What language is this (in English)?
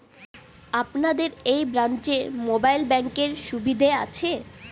Bangla